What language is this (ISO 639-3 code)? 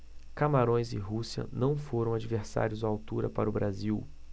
por